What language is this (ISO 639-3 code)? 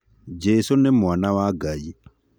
kik